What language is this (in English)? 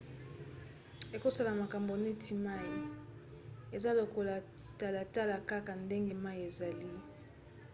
Lingala